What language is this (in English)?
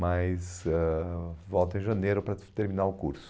Portuguese